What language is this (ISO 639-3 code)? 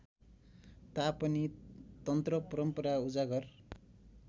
nep